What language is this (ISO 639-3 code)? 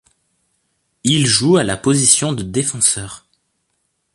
fra